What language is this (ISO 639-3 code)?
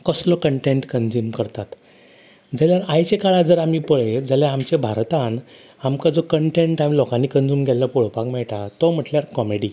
kok